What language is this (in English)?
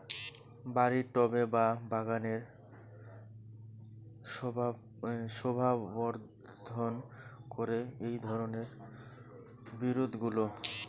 Bangla